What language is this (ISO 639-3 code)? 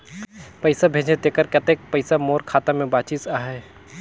hne